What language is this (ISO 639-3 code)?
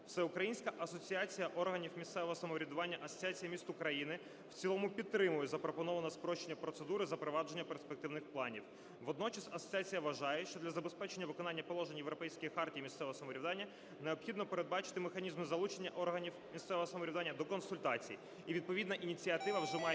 ukr